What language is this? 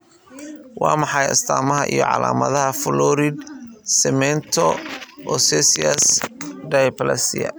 Somali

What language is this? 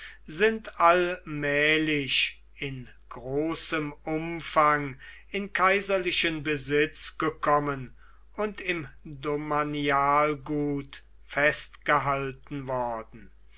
German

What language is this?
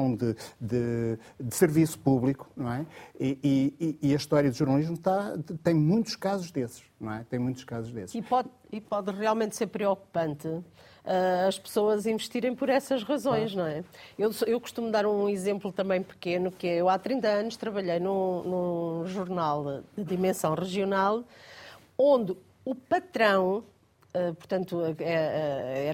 Portuguese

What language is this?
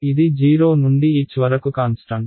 Telugu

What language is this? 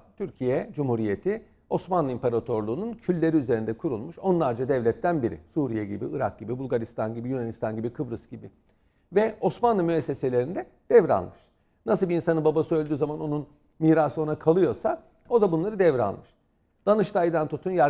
Turkish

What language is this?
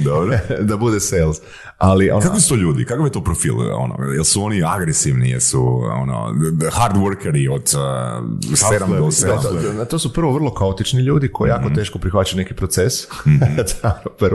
Croatian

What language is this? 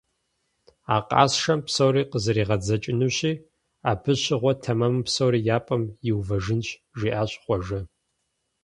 Kabardian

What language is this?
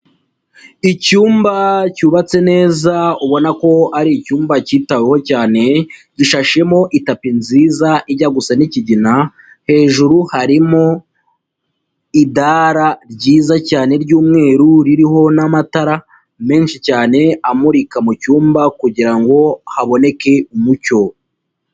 Kinyarwanda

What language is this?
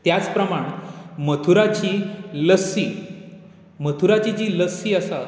Konkani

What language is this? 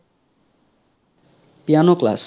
Assamese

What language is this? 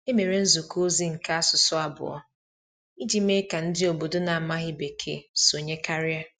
Igbo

